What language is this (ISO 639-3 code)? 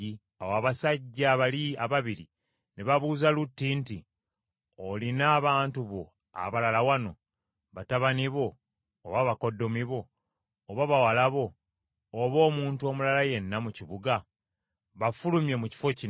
lug